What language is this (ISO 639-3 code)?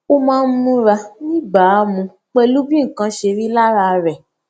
yor